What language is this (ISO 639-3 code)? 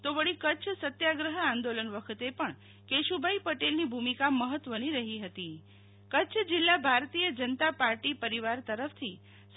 guj